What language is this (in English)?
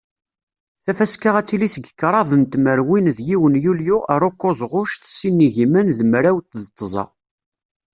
Kabyle